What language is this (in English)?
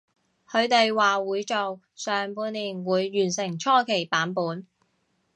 Cantonese